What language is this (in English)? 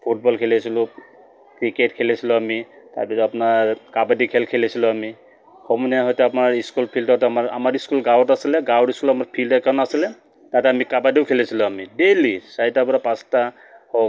Assamese